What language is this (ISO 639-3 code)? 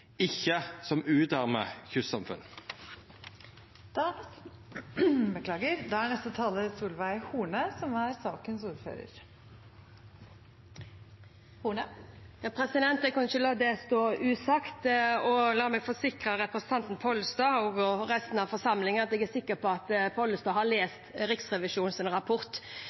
nor